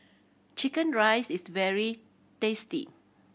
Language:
English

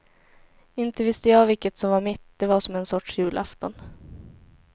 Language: Swedish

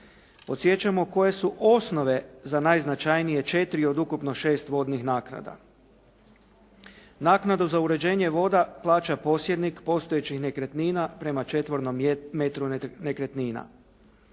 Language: Croatian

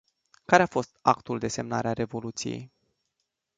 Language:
Romanian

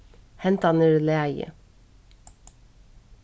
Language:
Faroese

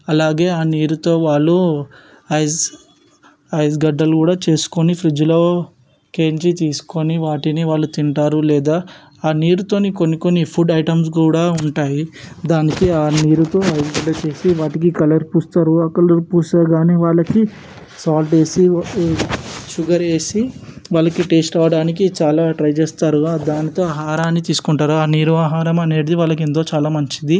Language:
Telugu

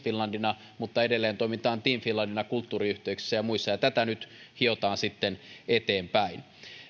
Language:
Finnish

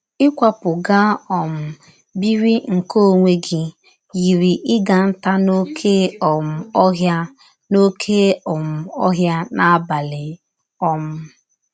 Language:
Igbo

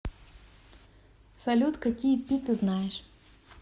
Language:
Russian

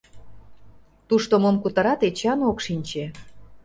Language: Mari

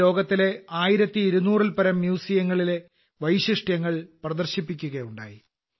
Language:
Malayalam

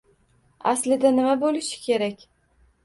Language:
Uzbek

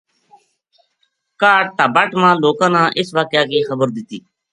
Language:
Gujari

